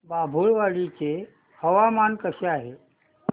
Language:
Marathi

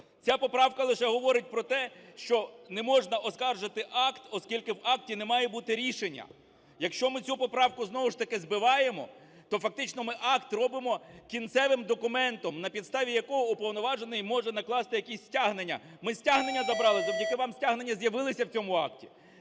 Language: Ukrainian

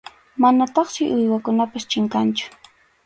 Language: Arequipa-La Unión Quechua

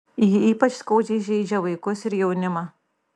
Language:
Lithuanian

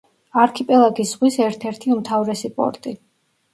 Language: Georgian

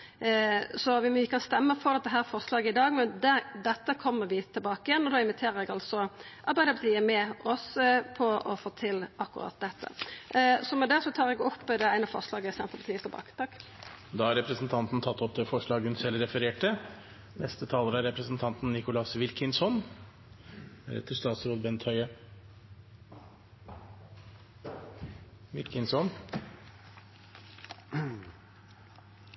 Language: Norwegian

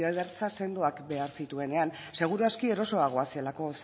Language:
Basque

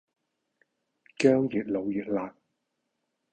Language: Cantonese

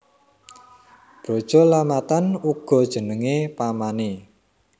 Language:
Javanese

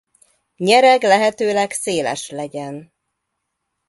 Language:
Hungarian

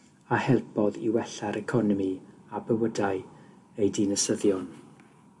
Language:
Welsh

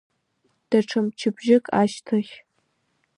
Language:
Abkhazian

